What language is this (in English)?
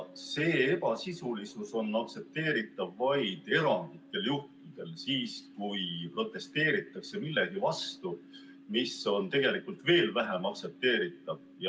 Estonian